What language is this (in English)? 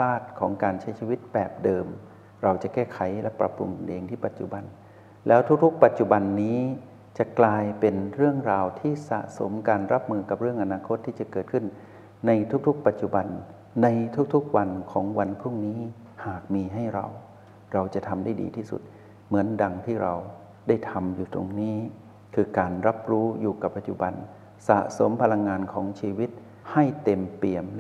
Thai